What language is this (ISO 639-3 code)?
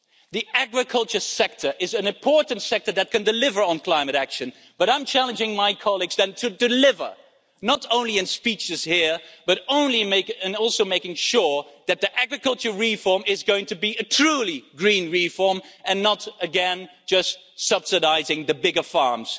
eng